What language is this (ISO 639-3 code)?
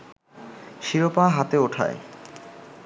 ben